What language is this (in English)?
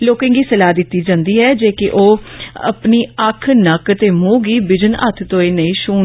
Dogri